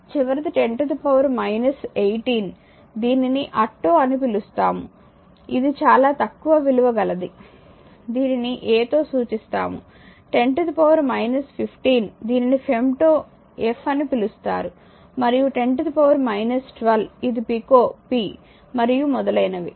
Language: Telugu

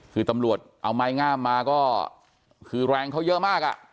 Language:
Thai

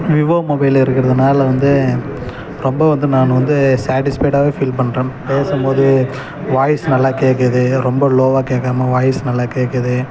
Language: Tamil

